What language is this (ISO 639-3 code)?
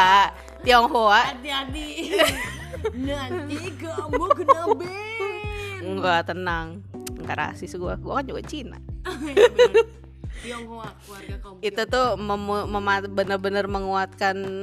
ind